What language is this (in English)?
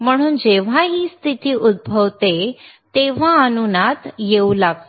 Marathi